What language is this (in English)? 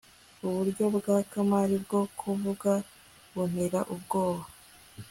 Kinyarwanda